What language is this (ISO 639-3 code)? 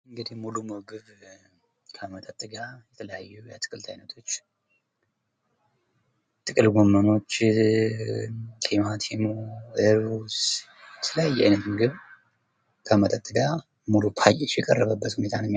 amh